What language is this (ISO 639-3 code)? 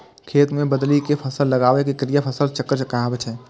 mai